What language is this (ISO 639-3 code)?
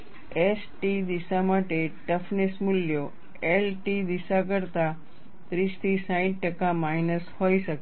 guj